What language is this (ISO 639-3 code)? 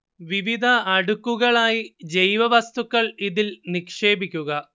mal